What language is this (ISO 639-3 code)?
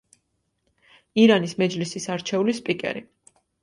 kat